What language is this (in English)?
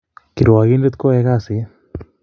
Kalenjin